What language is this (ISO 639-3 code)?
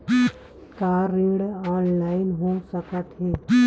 hne